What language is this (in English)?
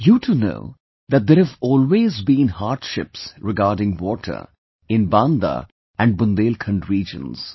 English